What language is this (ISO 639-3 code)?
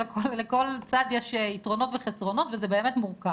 heb